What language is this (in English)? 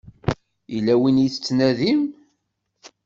Kabyle